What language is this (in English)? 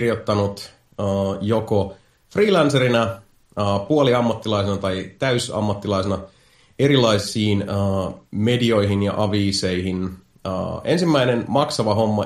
Finnish